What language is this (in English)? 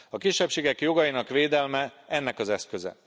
Hungarian